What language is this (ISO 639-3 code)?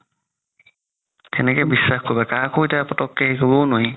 asm